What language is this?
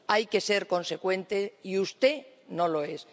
Spanish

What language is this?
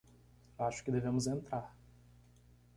Portuguese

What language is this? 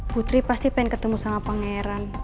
Indonesian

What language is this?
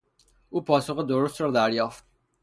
Persian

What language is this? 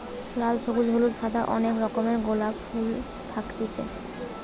Bangla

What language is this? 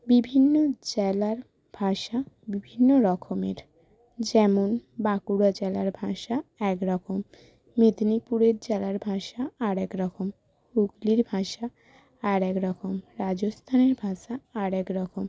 Bangla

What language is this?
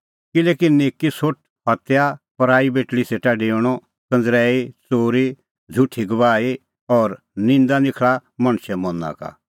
Kullu Pahari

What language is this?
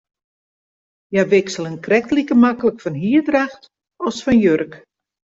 Western Frisian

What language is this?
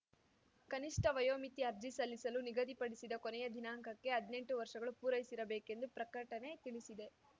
Kannada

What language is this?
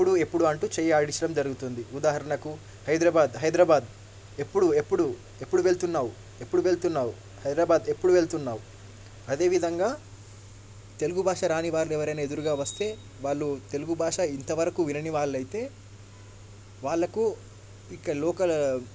Telugu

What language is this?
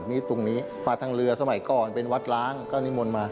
Thai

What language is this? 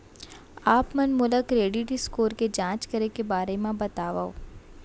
Chhattisgarhi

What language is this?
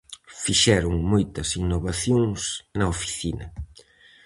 Galician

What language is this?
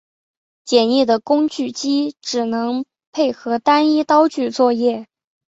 Chinese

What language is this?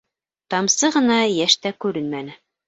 Bashkir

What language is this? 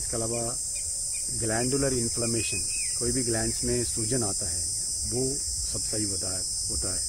Hindi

